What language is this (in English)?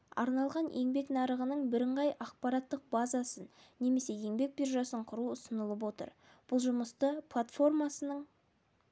Kazakh